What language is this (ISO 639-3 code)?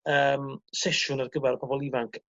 cym